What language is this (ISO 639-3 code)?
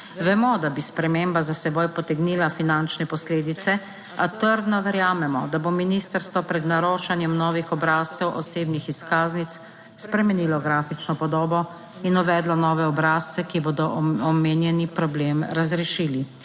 slv